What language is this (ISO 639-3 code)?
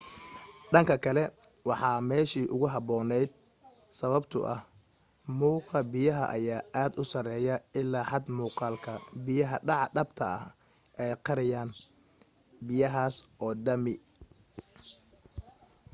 som